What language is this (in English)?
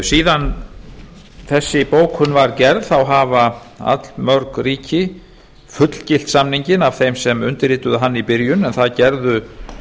Icelandic